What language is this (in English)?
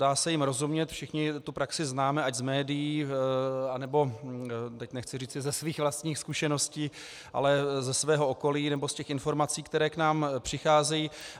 Czech